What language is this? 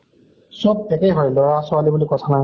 Assamese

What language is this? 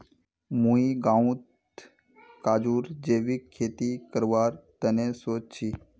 Magahi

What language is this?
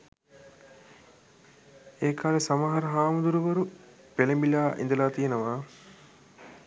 Sinhala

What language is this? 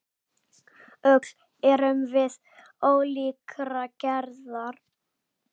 Icelandic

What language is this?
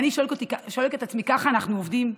Hebrew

